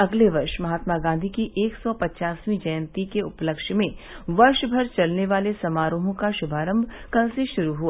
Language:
Hindi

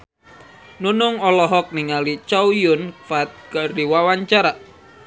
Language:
Sundanese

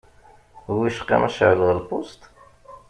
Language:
Kabyle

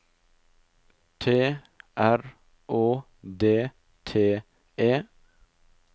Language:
Norwegian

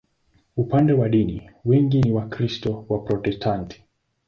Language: Swahili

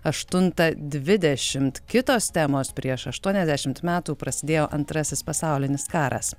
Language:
Lithuanian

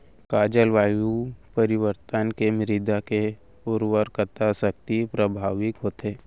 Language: Chhattisgarhi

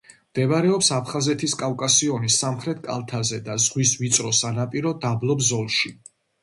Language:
Georgian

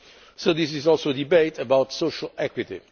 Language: English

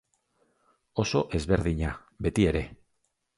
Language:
Basque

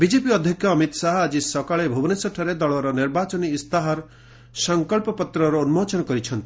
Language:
Odia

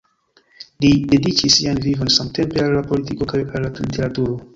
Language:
Esperanto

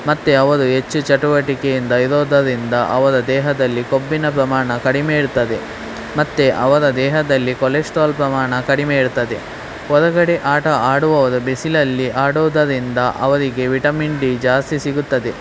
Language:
Kannada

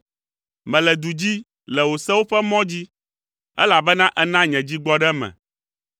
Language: Ewe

